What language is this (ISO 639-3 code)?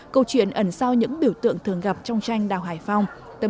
vie